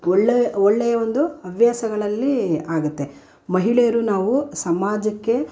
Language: Kannada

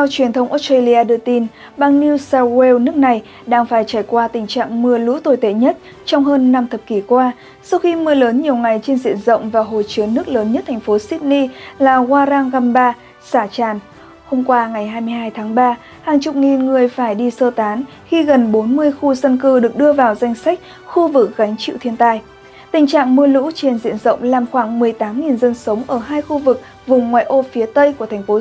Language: Vietnamese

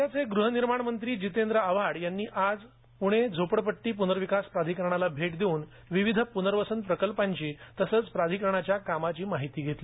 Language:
Marathi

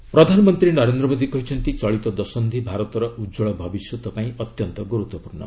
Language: Odia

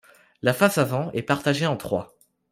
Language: French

